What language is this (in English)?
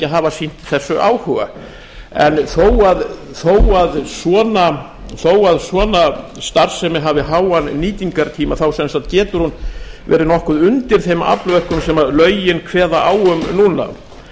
Icelandic